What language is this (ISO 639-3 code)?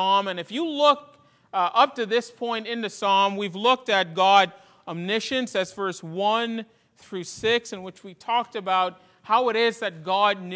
eng